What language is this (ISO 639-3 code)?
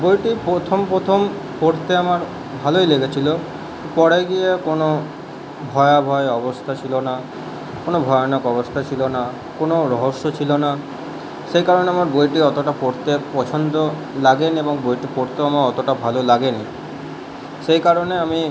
ben